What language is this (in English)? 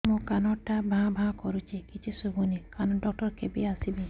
Odia